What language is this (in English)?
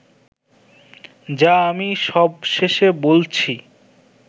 Bangla